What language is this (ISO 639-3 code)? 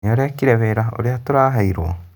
kik